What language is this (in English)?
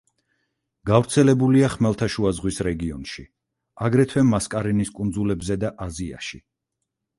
Georgian